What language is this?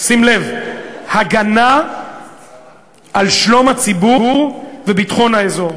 Hebrew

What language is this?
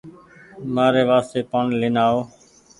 Goaria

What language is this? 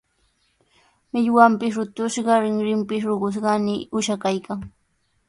Sihuas Ancash Quechua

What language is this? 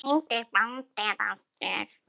Icelandic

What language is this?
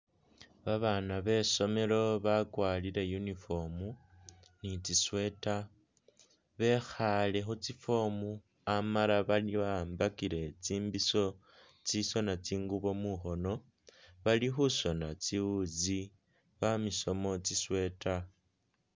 Masaaba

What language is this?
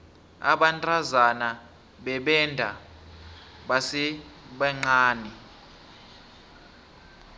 South Ndebele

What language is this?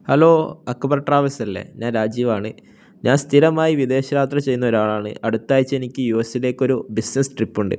Malayalam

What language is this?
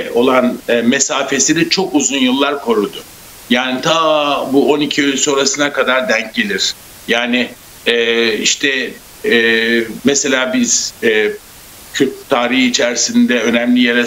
Turkish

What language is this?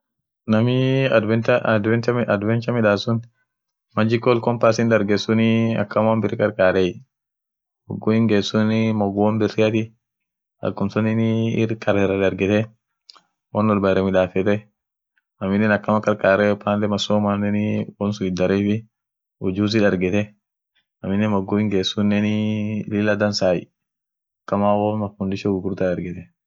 Orma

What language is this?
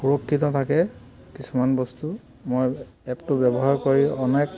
Assamese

